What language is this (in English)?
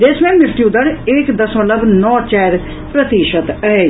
Maithili